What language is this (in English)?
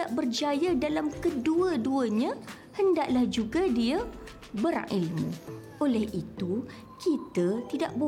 Malay